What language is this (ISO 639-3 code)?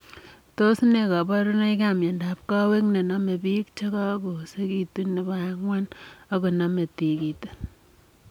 kln